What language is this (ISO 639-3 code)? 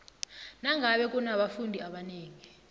nbl